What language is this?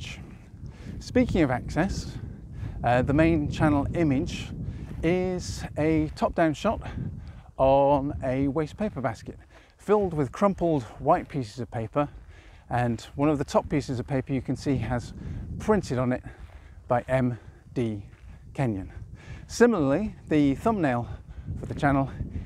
English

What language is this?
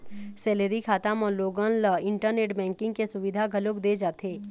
Chhattisgarhi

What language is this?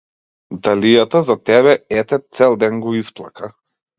Macedonian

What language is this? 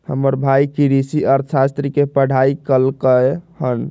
Magahi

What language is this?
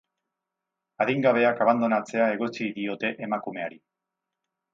Basque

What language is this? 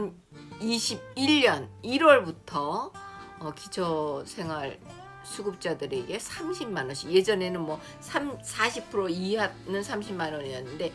Korean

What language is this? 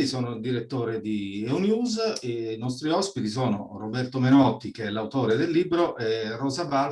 Italian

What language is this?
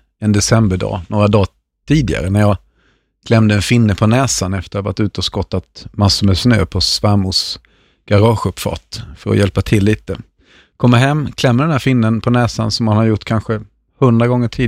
Swedish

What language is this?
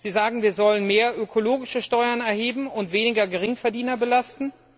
German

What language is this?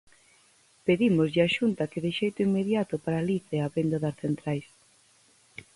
Galician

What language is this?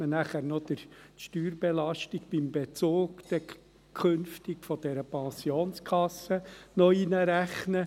Swiss German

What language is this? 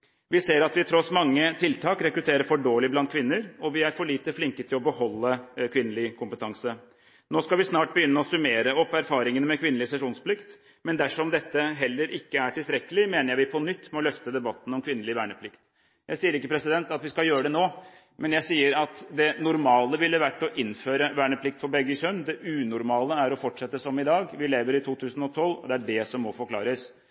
Norwegian Bokmål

